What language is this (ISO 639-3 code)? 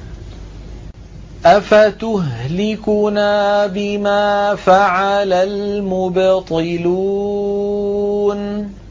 ara